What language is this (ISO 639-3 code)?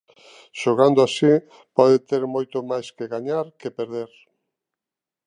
glg